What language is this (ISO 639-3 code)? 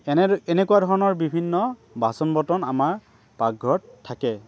asm